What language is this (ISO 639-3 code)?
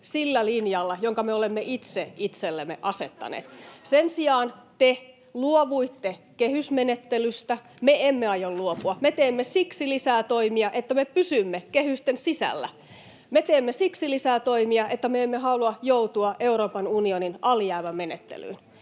fin